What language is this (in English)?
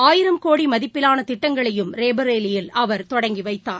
Tamil